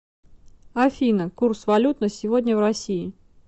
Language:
Russian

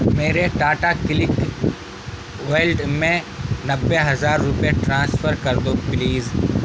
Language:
Urdu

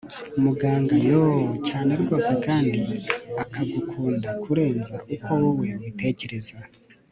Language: Kinyarwanda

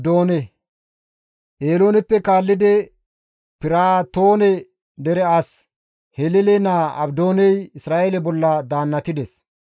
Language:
Gamo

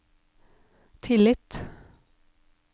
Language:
Norwegian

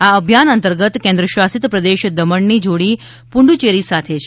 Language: Gujarati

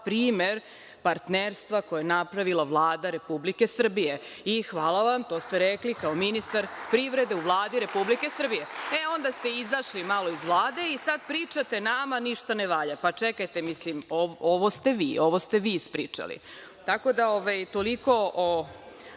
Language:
Serbian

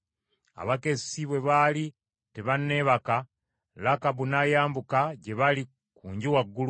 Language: Ganda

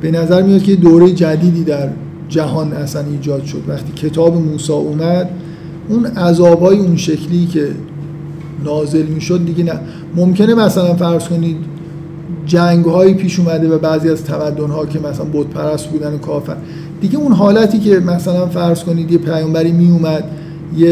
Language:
Persian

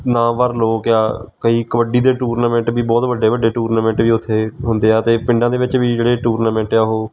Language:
Punjabi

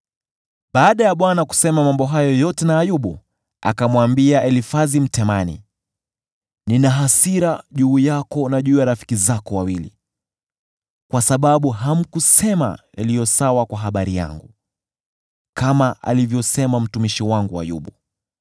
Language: Swahili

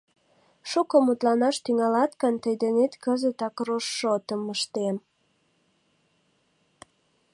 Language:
Mari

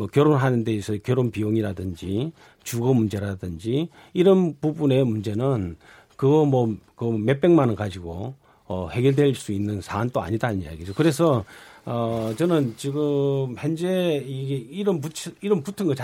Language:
Korean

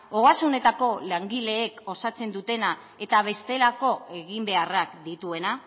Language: Basque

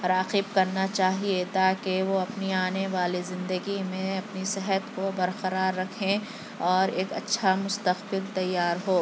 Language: Urdu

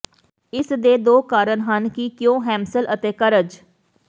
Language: Punjabi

